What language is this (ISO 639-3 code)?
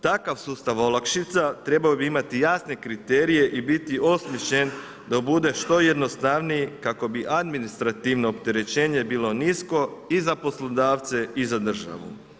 hrv